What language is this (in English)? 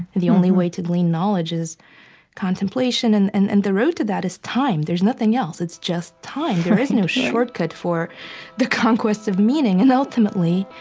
English